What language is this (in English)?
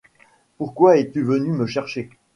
French